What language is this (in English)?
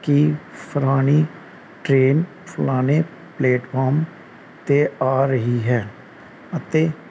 Punjabi